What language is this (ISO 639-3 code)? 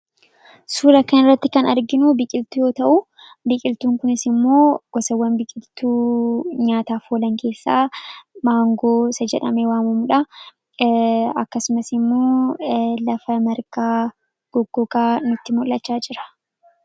orm